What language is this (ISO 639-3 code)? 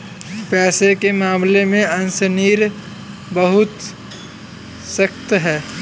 hin